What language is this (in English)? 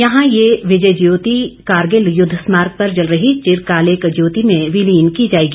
Hindi